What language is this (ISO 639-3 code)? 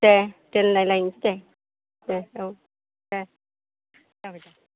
brx